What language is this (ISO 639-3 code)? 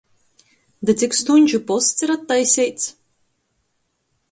ltg